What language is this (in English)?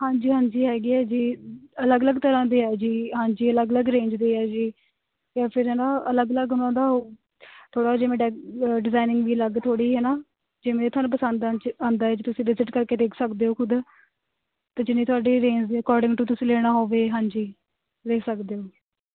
Punjabi